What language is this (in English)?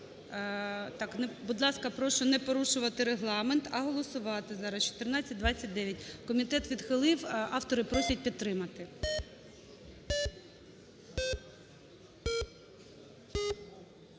Ukrainian